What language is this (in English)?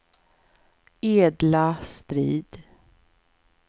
Swedish